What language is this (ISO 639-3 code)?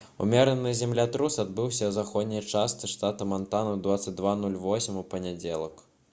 bel